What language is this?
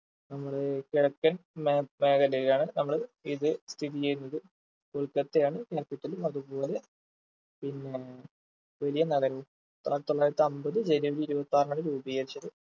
Malayalam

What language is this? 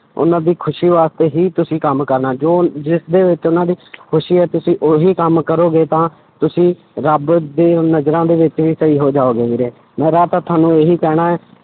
Punjabi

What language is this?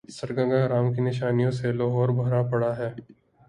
Urdu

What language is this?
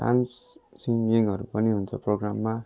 Nepali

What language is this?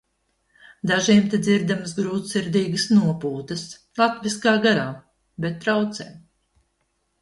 Latvian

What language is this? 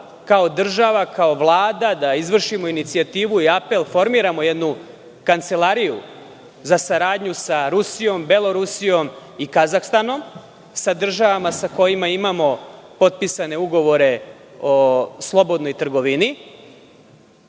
Serbian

